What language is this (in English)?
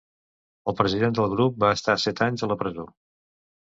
Catalan